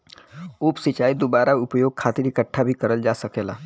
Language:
Bhojpuri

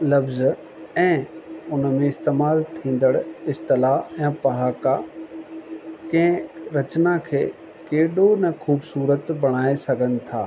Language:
Sindhi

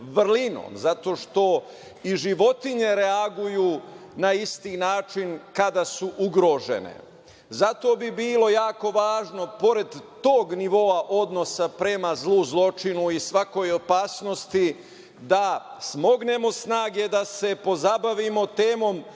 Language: Serbian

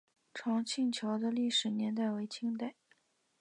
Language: Chinese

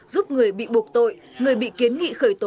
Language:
Vietnamese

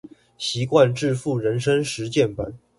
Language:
Chinese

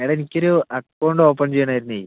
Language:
Malayalam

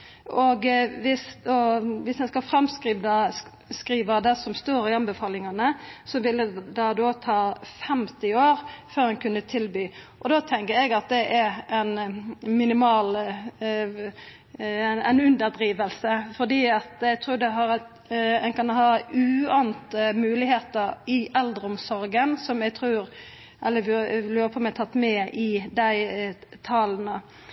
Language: Norwegian Nynorsk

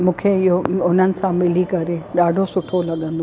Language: Sindhi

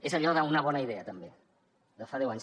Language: Catalan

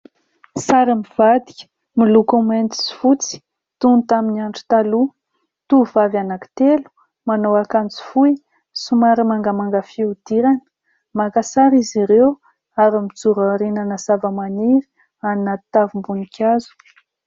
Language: Malagasy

